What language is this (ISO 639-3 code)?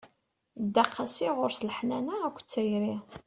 kab